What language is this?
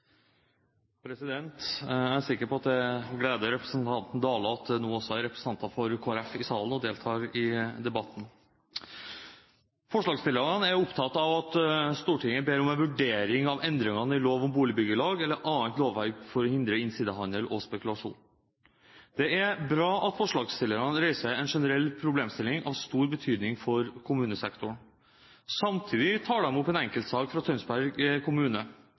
Norwegian Bokmål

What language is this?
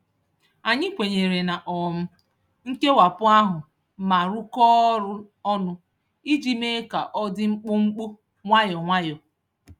Igbo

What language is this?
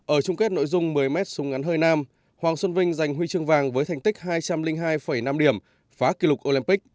Vietnamese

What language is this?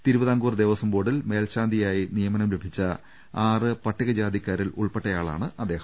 Malayalam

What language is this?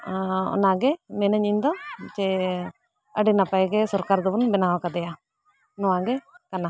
Santali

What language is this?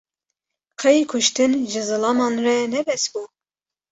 Kurdish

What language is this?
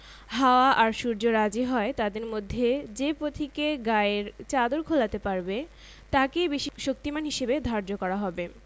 Bangla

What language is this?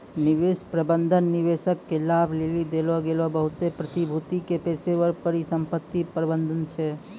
Maithili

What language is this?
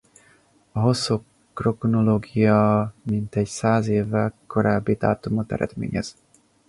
Hungarian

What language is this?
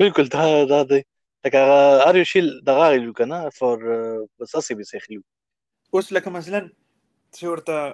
Urdu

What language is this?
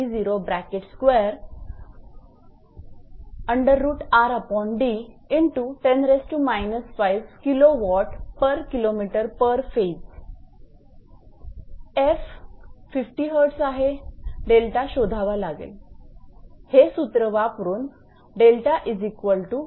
Marathi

